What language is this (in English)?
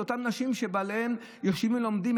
Hebrew